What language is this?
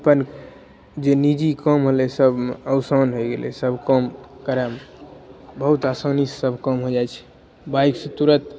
Maithili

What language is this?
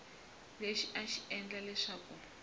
Tsonga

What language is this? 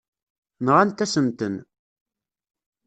Kabyle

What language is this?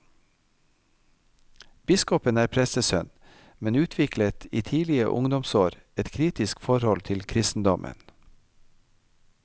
Norwegian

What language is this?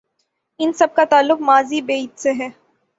Urdu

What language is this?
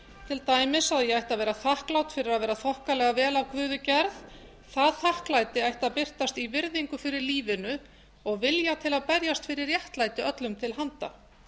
Icelandic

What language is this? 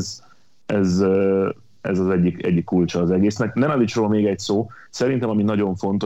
Hungarian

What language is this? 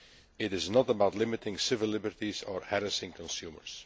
English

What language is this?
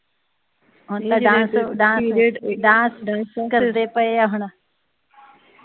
Punjabi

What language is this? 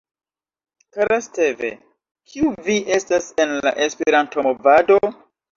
Esperanto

